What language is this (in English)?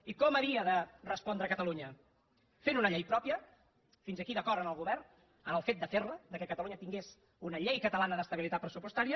Catalan